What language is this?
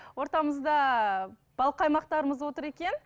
Kazakh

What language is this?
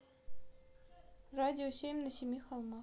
Russian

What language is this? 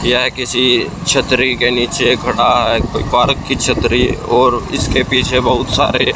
Hindi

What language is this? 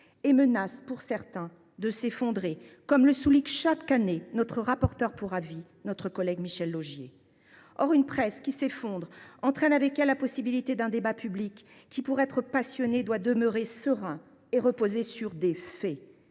French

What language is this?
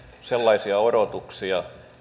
Finnish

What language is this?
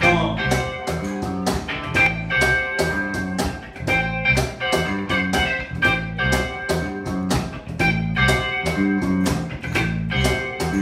English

